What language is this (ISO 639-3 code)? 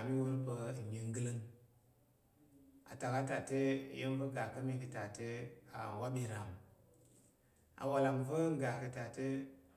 yer